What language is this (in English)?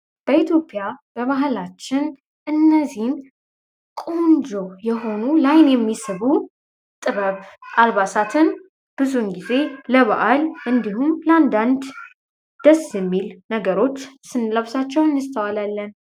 Amharic